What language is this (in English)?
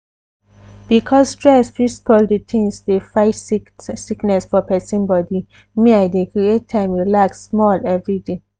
Nigerian Pidgin